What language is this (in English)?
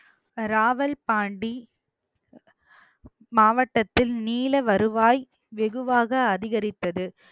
Tamil